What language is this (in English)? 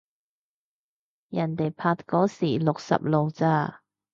Cantonese